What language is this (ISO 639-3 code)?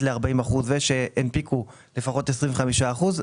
heb